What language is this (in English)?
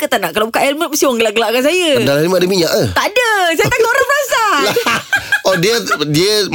Malay